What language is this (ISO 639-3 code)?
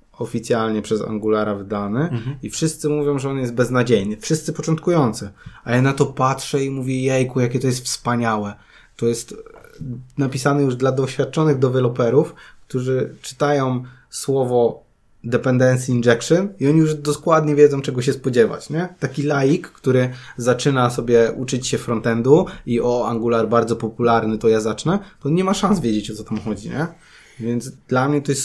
pol